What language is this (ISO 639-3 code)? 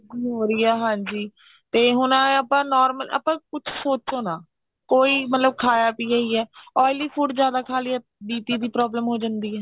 pan